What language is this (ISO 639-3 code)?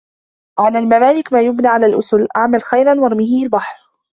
ara